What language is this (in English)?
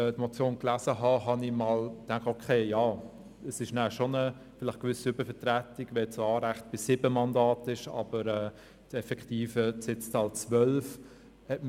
Swiss German